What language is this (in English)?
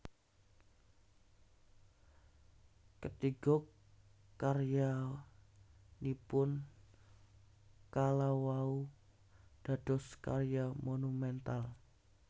Javanese